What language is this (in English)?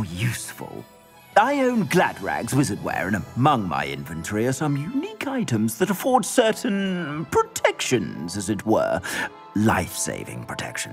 English